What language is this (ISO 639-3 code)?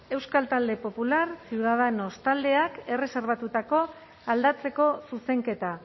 eus